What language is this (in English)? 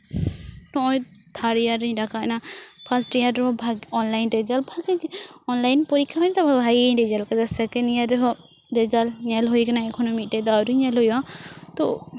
Santali